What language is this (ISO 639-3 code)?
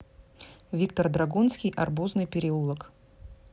rus